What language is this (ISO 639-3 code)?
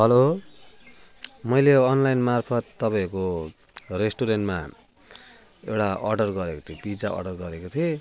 nep